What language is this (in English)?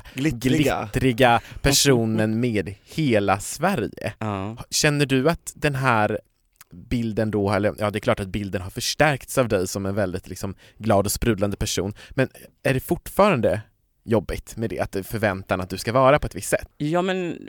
Swedish